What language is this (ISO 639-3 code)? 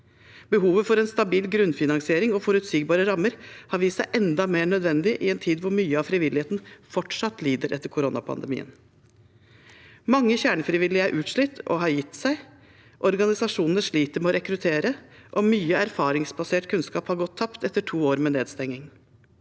nor